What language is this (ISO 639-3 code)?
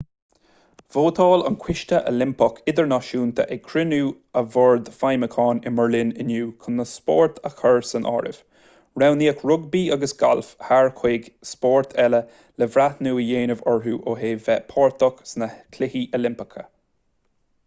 gle